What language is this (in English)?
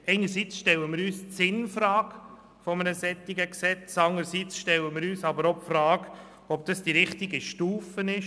Swiss German